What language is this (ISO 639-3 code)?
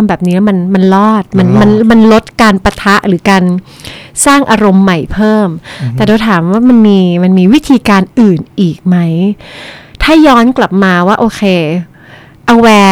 tha